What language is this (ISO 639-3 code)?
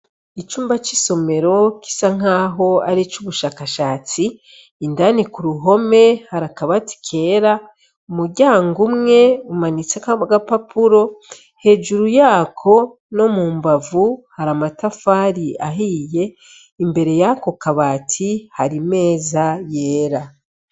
run